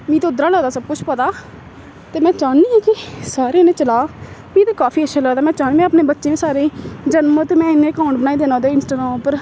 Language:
Dogri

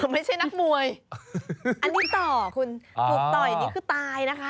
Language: Thai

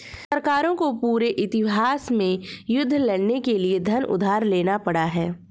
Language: Hindi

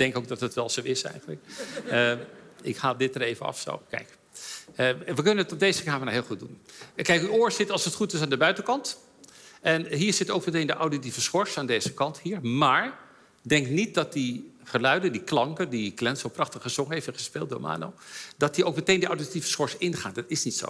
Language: Dutch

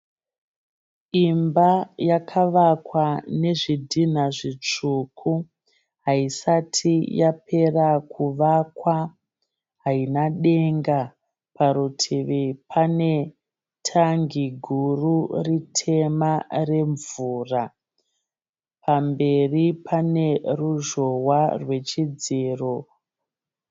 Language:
Shona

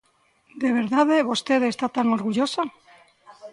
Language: Galician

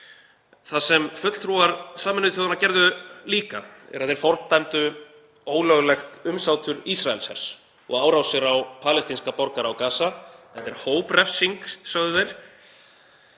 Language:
Icelandic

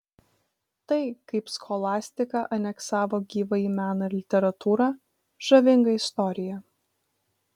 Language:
Lithuanian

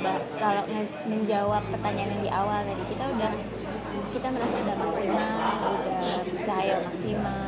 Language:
Indonesian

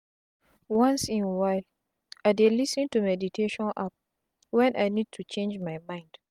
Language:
Nigerian Pidgin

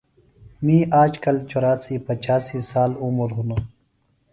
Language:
Phalura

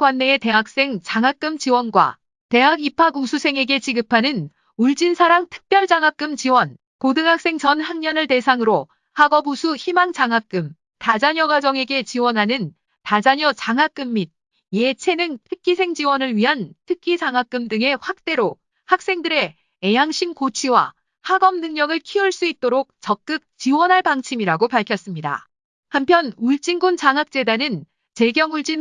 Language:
Korean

